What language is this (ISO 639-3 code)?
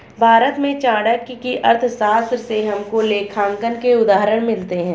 hin